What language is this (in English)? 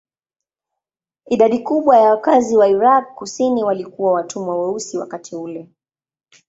Swahili